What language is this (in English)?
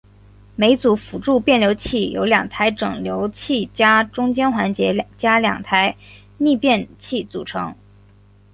Chinese